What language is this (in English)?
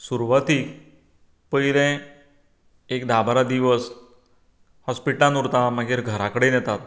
Konkani